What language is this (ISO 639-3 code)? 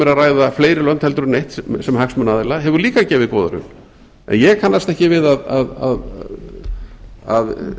isl